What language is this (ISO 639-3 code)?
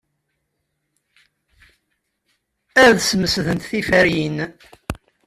kab